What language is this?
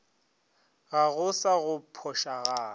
Northern Sotho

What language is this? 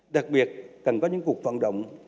Vietnamese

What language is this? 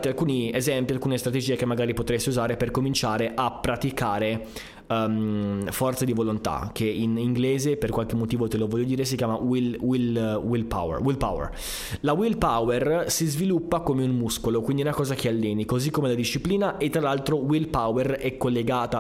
Italian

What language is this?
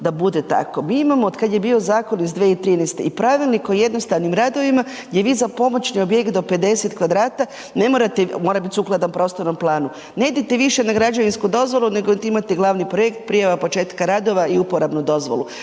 Croatian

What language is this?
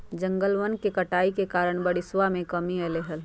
Magahi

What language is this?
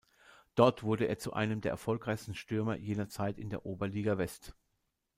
German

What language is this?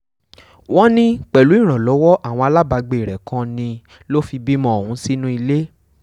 Yoruba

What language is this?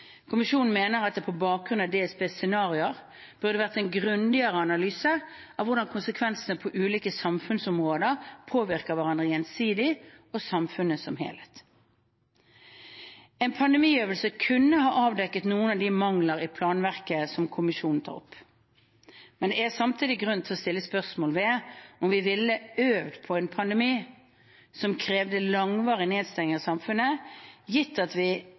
Norwegian Bokmål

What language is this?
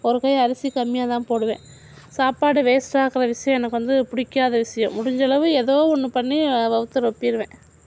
Tamil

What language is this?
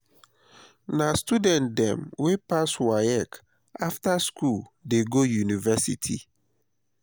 Nigerian Pidgin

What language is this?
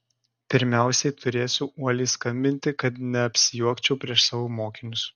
Lithuanian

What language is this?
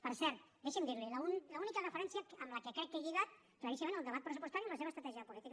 Catalan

